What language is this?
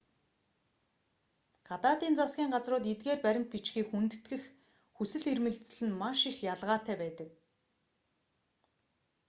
Mongolian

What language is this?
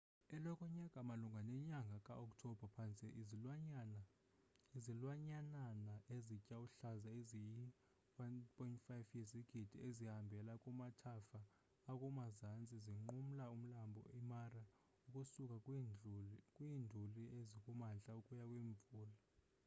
Xhosa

